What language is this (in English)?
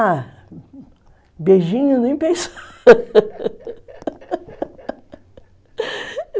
Portuguese